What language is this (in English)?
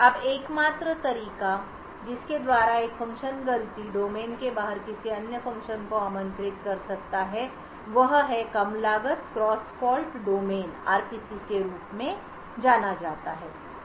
Hindi